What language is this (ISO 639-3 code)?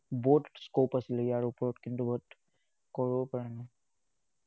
asm